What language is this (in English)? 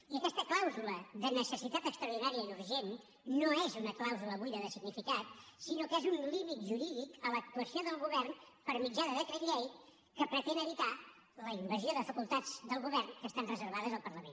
Catalan